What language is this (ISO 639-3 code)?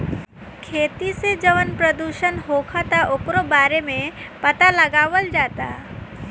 bho